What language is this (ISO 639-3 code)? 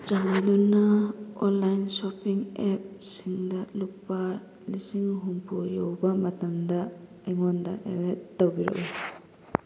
mni